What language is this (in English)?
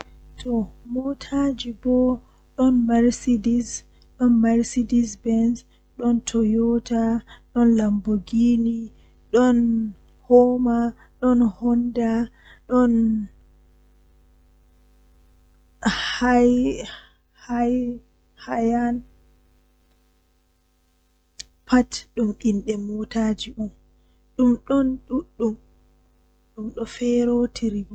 Western Niger Fulfulde